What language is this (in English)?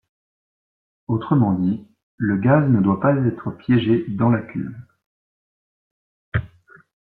French